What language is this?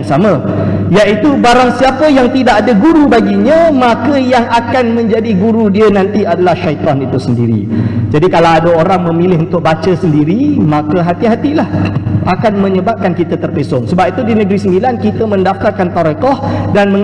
Malay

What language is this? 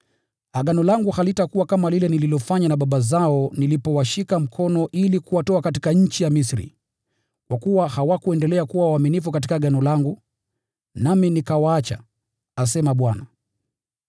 Swahili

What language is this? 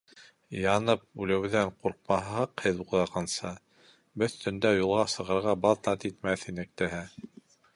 Bashkir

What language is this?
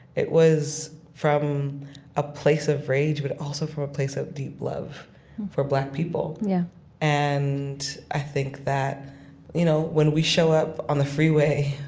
English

